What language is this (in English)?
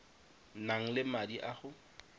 Tswana